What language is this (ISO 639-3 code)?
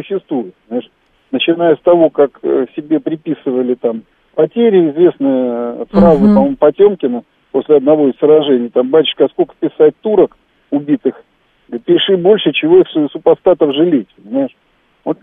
rus